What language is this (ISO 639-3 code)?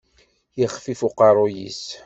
kab